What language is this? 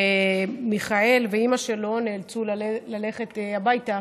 Hebrew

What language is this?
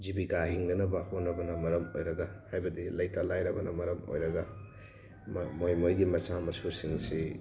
Manipuri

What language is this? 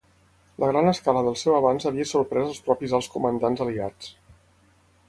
Catalan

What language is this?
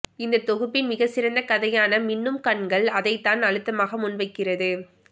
Tamil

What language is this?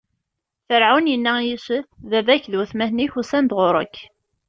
Kabyle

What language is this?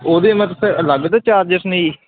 Punjabi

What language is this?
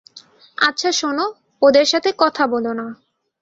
Bangla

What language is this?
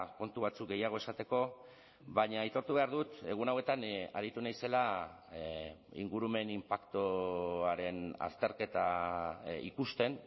Basque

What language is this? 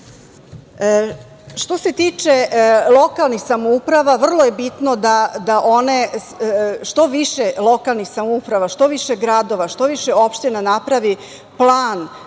Serbian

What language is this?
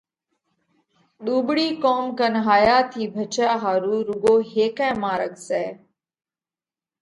Parkari Koli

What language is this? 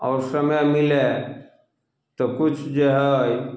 Maithili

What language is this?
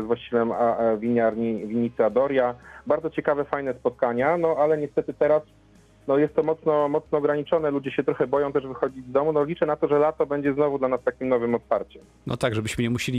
Polish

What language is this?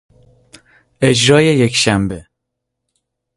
Persian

